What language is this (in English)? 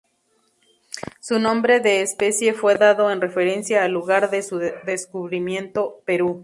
Spanish